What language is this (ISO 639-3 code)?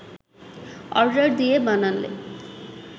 ben